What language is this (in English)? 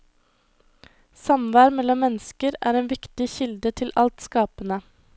Norwegian